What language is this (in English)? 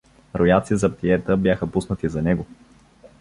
Bulgarian